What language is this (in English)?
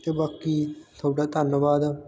Punjabi